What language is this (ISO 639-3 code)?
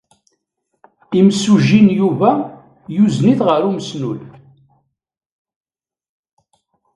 kab